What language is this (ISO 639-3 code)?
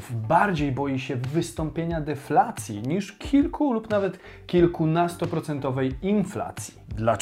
pol